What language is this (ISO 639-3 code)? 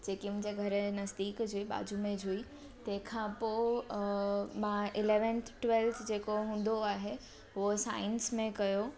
snd